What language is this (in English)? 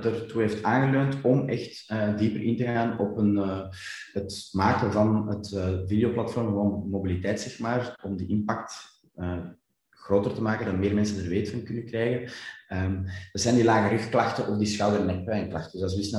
Dutch